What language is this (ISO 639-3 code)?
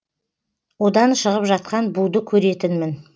kaz